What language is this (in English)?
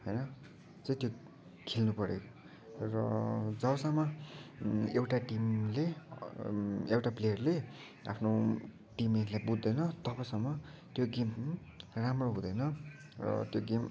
Nepali